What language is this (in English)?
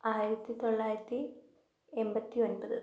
Malayalam